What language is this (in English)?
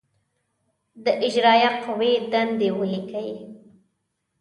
Pashto